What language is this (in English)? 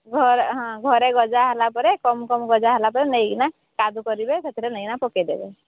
Odia